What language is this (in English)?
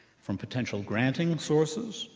English